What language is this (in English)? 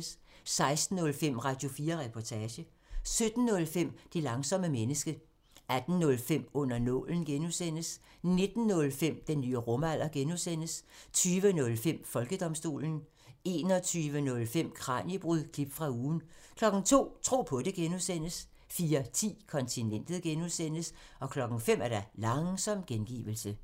Danish